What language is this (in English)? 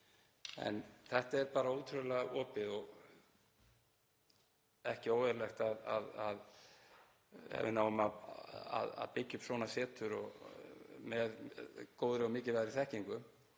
Icelandic